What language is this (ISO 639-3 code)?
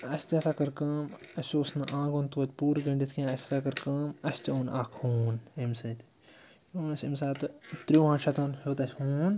kas